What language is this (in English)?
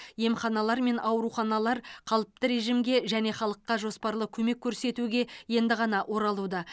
Kazakh